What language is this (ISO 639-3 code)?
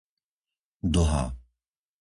slk